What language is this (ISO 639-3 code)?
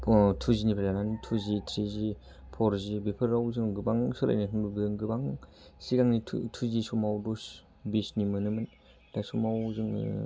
brx